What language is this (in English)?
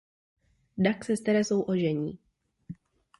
Czech